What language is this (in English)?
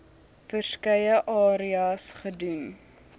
Afrikaans